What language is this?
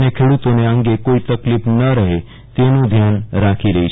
Gujarati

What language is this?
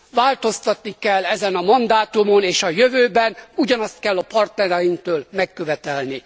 Hungarian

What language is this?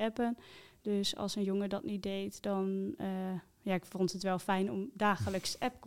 Dutch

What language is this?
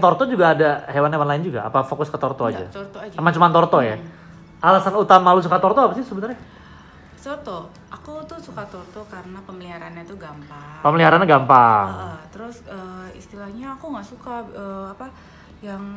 Indonesian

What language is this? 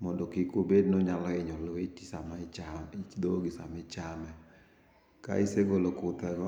Luo (Kenya and Tanzania)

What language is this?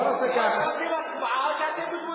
Hebrew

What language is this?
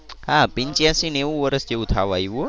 Gujarati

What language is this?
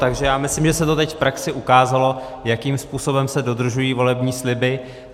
Czech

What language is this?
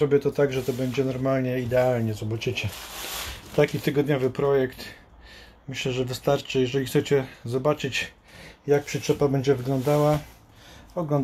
Polish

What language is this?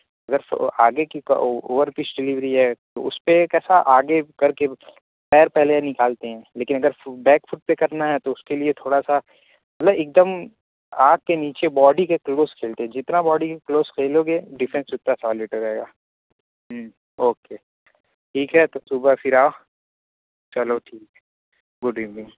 Urdu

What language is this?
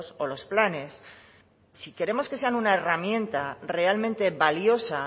Spanish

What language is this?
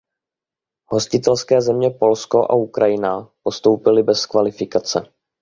Czech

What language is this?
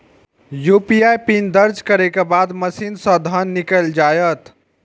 Maithili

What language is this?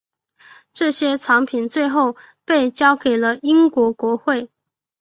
Chinese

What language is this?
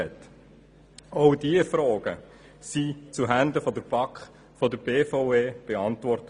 Swiss German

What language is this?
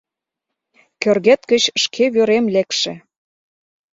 Mari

